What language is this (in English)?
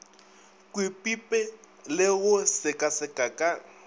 Northern Sotho